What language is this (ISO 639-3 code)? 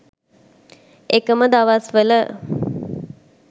sin